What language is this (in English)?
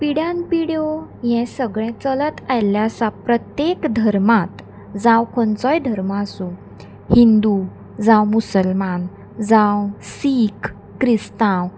Konkani